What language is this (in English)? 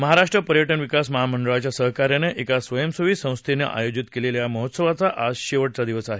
Marathi